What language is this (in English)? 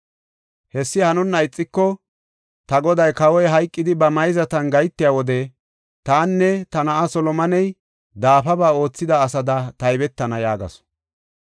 Gofa